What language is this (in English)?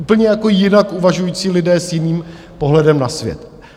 Czech